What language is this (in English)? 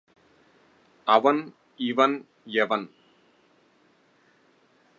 Tamil